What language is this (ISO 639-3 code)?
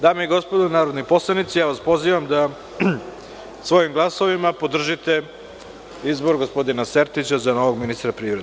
srp